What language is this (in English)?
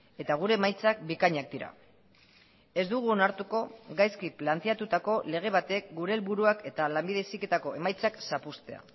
Basque